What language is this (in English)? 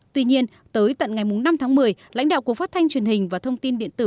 Vietnamese